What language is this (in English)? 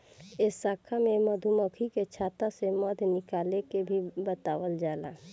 Bhojpuri